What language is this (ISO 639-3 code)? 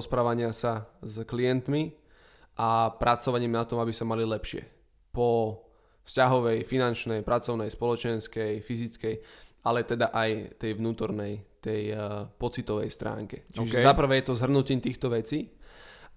slk